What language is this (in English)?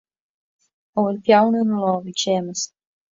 Irish